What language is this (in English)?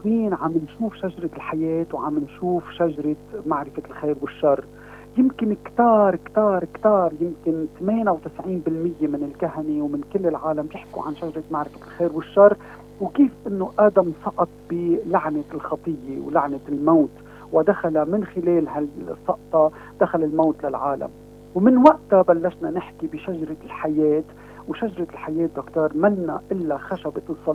Arabic